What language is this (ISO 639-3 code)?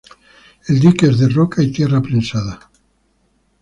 spa